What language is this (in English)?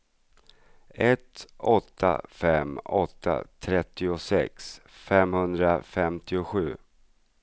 Swedish